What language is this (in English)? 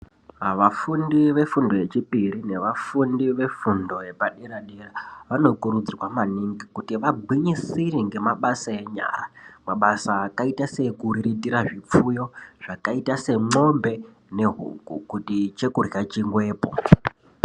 Ndau